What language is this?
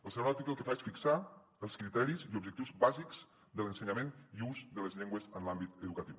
Catalan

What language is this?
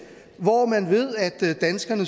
Danish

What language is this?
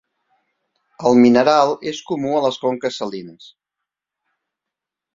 Catalan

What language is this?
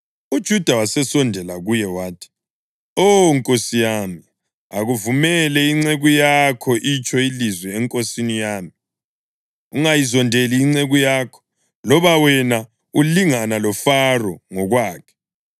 North Ndebele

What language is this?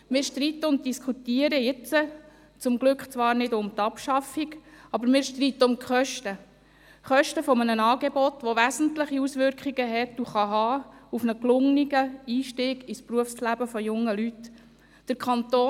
Swiss German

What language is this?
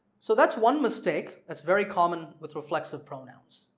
English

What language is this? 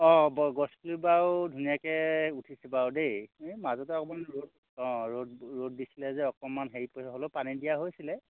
Assamese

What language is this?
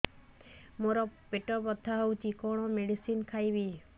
Odia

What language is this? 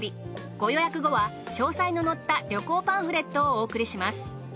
Japanese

